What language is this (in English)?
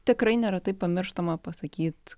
Lithuanian